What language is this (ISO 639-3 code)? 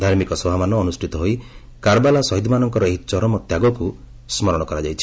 ori